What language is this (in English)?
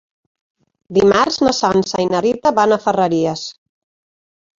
Catalan